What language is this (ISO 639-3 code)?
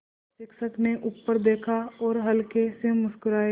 hin